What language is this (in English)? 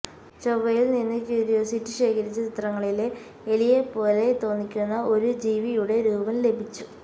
Malayalam